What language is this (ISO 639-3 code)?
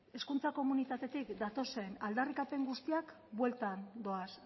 eus